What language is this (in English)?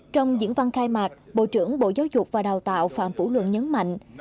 Vietnamese